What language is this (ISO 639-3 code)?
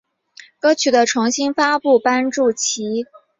zho